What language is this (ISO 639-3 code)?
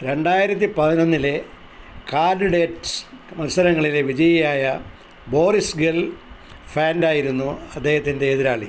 mal